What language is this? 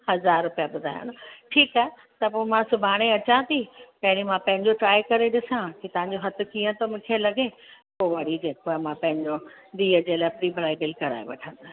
Sindhi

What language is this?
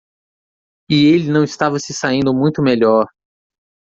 Portuguese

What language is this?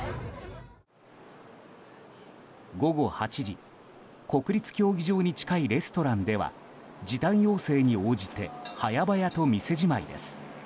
Japanese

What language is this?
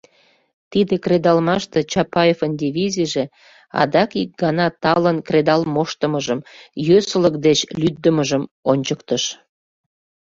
Mari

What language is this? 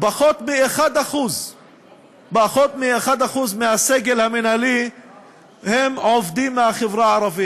Hebrew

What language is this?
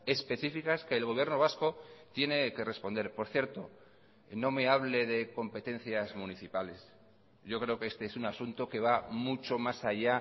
Spanish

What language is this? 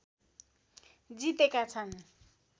Nepali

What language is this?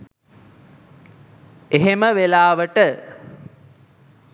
Sinhala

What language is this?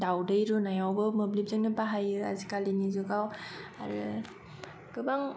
Bodo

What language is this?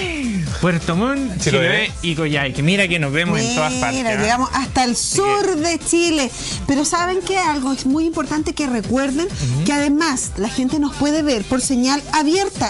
Spanish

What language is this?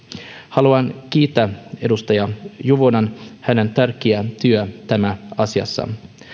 Finnish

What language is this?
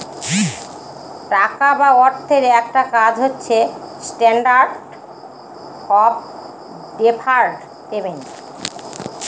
Bangla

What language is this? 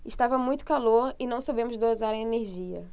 Portuguese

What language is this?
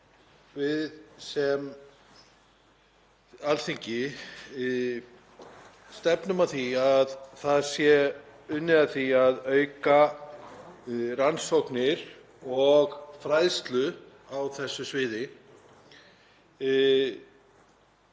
Icelandic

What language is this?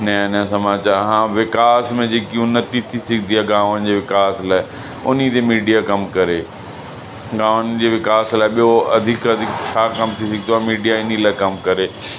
Sindhi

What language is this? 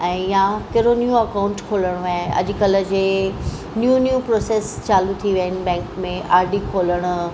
Sindhi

